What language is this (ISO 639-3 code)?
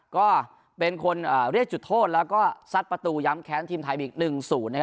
tha